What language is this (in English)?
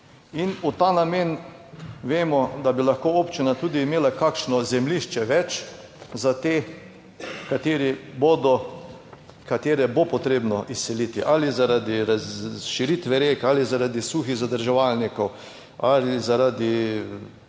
Slovenian